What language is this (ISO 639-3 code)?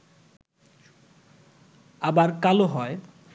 ben